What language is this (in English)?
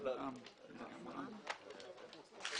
Hebrew